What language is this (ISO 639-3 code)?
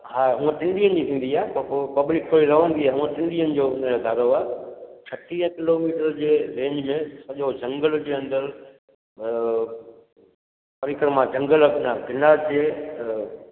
snd